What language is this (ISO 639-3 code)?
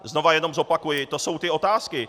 ces